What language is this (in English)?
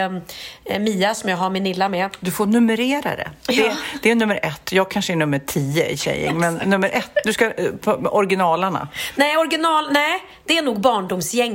Swedish